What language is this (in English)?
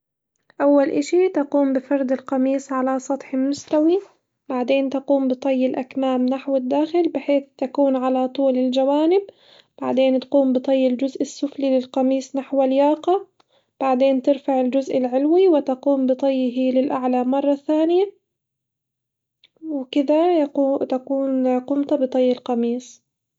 Hijazi Arabic